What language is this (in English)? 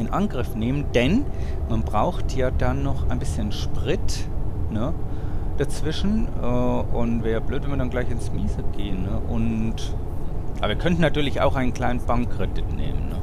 German